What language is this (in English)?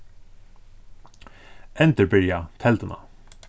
Faroese